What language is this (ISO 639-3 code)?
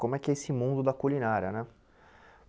por